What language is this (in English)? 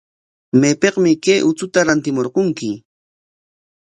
Corongo Ancash Quechua